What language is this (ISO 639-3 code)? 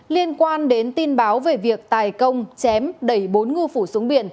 vie